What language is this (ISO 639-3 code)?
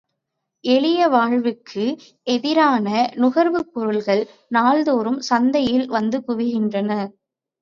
tam